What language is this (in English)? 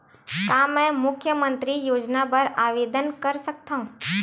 Chhattisgarhi